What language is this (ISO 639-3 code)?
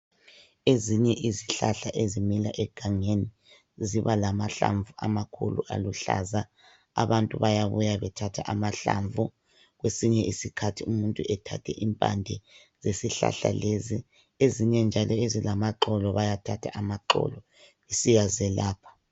nde